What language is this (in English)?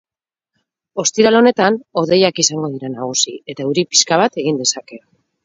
Basque